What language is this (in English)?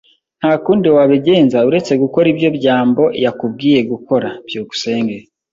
Kinyarwanda